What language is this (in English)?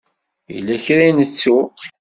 Kabyle